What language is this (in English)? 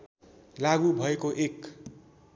Nepali